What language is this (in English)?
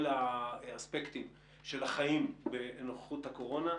Hebrew